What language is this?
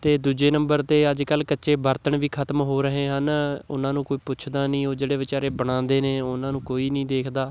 Punjabi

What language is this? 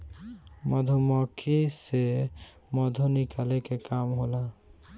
Bhojpuri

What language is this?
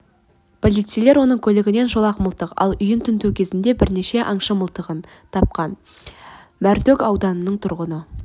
Kazakh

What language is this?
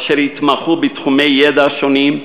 Hebrew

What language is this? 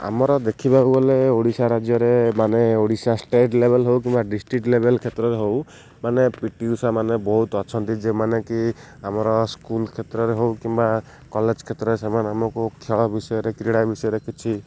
Odia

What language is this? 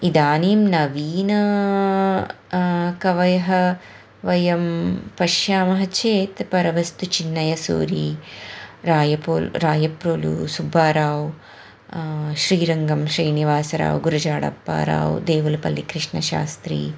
Sanskrit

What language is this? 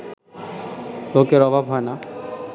Bangla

